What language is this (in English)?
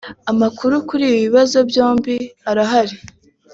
Kinyarwanda